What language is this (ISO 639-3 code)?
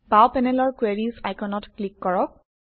asm